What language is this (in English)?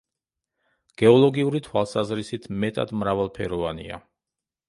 Georgian